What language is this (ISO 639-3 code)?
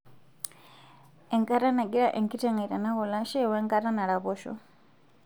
mas